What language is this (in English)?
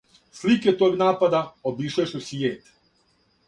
Serbian